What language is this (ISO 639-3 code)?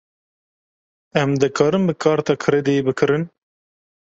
kur